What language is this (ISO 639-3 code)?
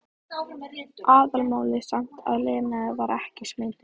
isl